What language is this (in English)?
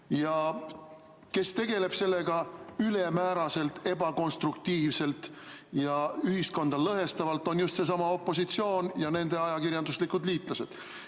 Estonian